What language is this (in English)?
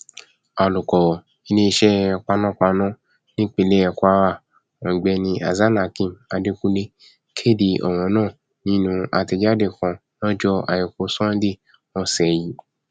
Yoruba